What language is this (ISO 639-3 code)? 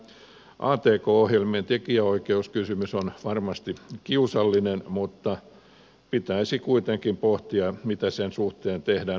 fin